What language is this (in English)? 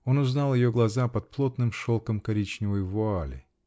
Russian